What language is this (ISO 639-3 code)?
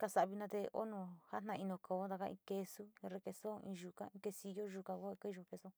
xti